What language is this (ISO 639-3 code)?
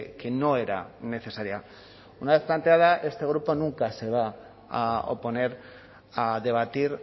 spa